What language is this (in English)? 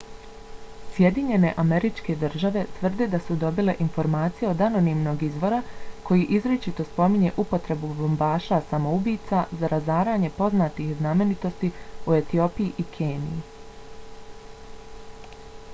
Bosnian